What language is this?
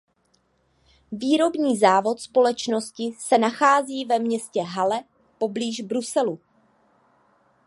Czech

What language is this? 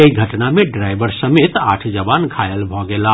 Maithili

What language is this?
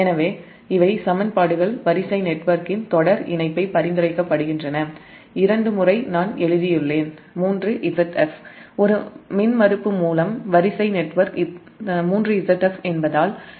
Tamil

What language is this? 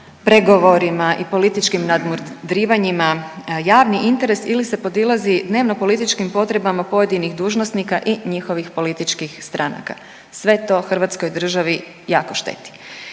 Croatian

